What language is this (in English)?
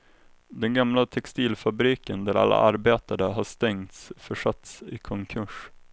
Swedish